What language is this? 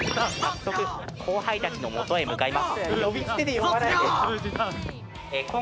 Japanese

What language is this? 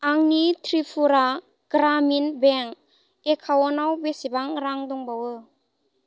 Bodo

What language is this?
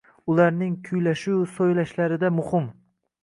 Uzbek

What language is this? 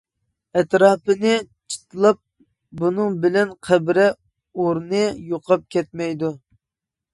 Uyghur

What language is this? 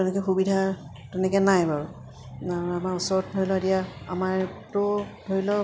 Assamese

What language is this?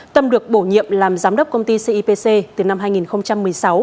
Vietnamese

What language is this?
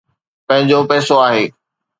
Sindhi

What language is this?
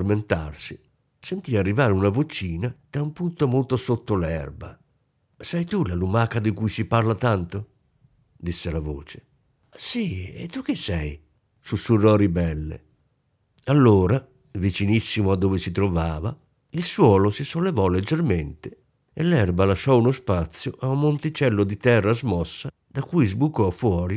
Italian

